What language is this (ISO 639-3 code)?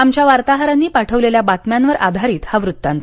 mar